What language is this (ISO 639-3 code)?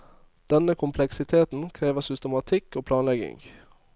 nor